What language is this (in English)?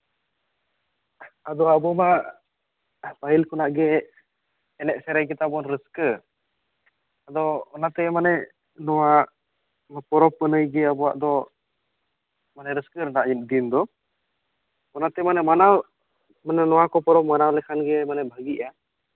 Santali